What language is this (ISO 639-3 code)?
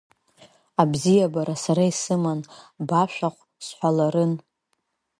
abk